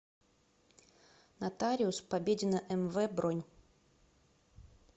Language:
Russian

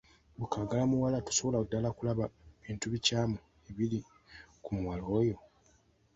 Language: Ganda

